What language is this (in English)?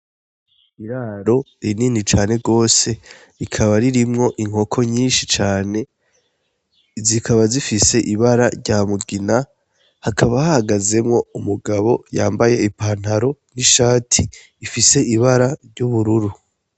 Rundi